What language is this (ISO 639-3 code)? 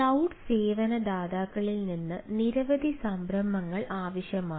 mal